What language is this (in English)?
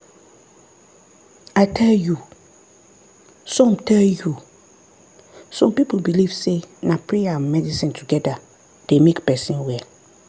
Nigerian Pidgin